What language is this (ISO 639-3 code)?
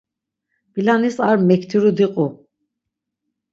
lzz